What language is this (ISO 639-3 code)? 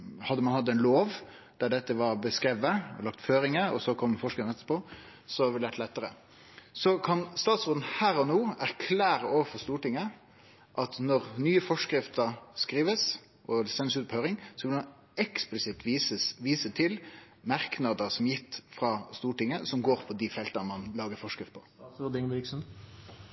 nor